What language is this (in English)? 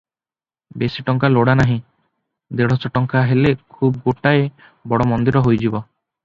Odia